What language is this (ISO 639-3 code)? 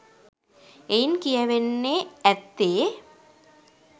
sin